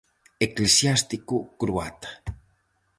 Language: Galician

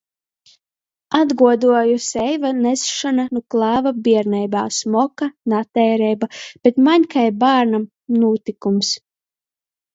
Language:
Latgalian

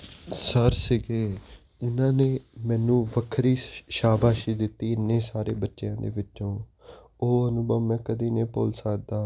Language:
Punjabi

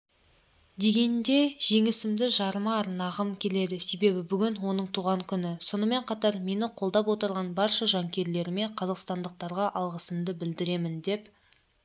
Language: Kazakh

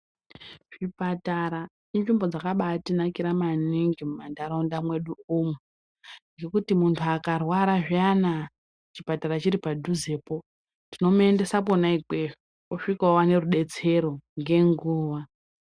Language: Ndau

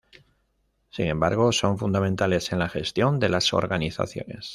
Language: Spanish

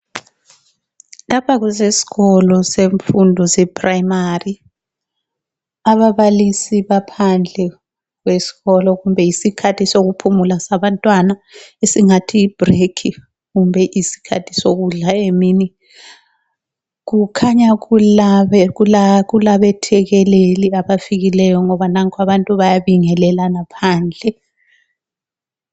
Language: North Ndebele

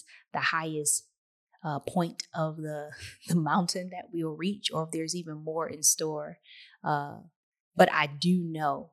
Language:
English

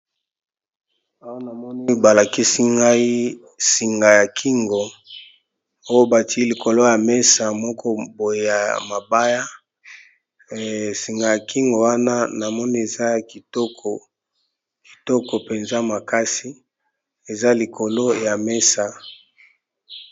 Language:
Lingala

